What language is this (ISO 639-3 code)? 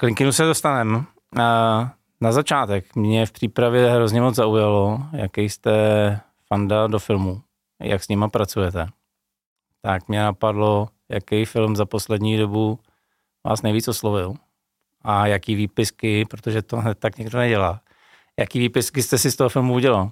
ces